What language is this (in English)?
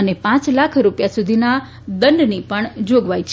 Gujarati